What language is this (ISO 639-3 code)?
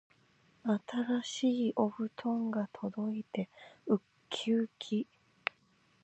jpn